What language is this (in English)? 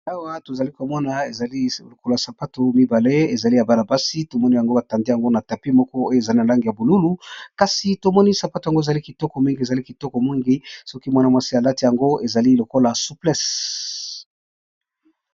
Lingala